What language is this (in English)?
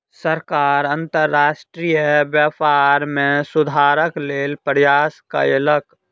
Maithili